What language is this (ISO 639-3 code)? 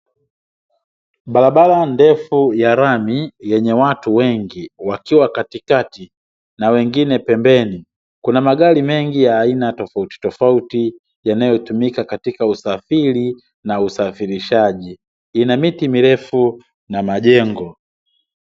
swa